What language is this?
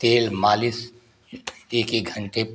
Hindi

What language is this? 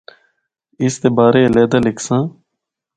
Northern Hindko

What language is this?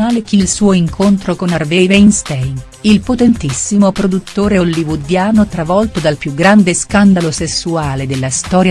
Italian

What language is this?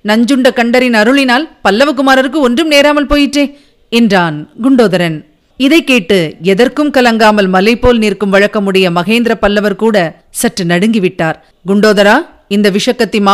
Tamil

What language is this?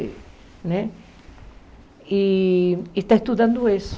Portuguese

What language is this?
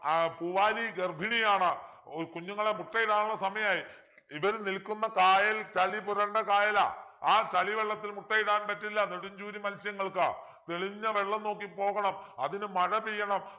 Malayalam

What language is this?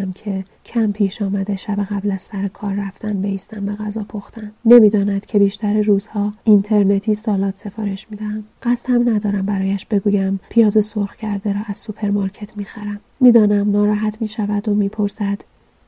Persian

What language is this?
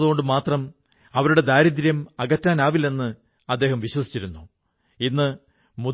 Malayalam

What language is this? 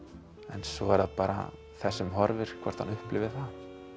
Icelandic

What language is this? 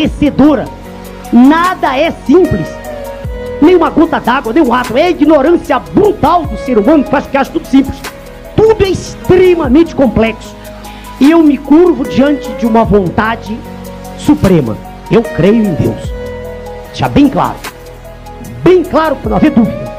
Portuguese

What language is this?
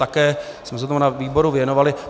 Czech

